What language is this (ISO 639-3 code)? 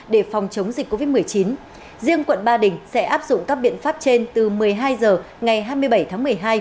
vie